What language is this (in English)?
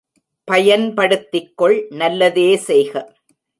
Tamil